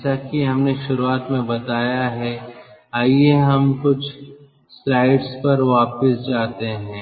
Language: Hindi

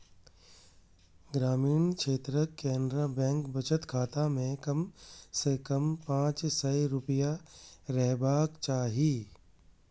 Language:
Maithili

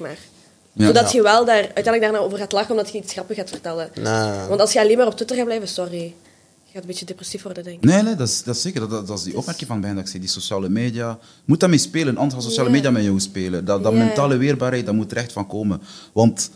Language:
Dutch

